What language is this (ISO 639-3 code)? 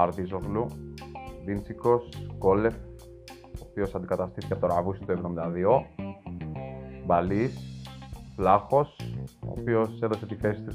ell